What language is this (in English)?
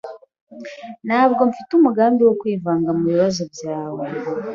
Kinyarwanda